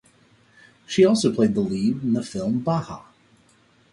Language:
English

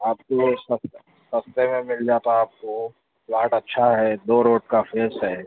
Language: Urdu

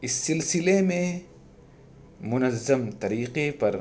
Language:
Urdu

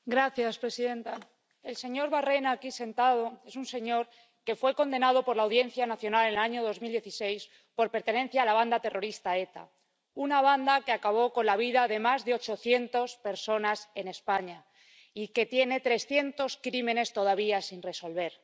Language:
Spanish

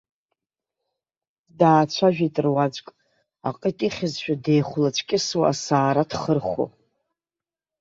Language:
Abkhazian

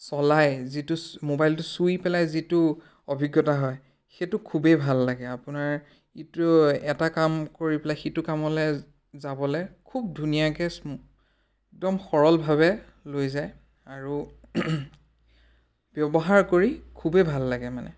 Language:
Assamese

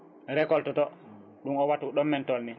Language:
Fula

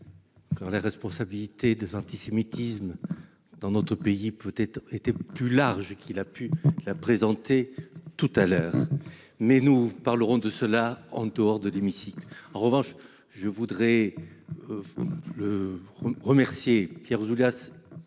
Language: French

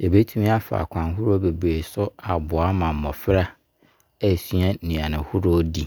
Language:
Abron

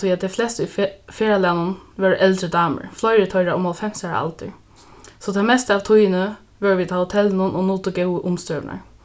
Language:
Faroese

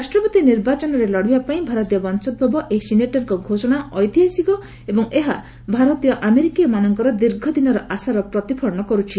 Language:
Odia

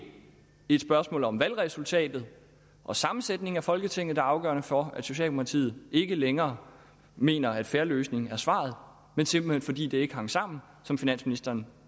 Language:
Danish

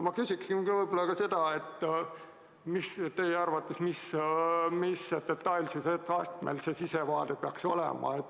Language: Estonian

